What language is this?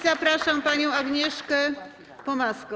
Polish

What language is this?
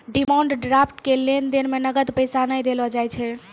Maithili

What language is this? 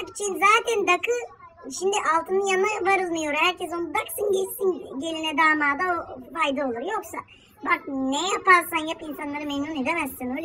Turkish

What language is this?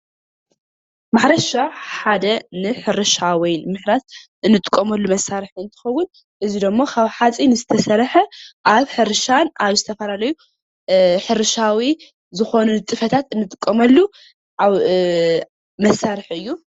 Tigrinya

